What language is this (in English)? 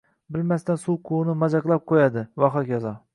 Uzbek